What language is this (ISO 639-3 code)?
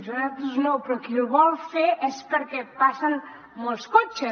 cat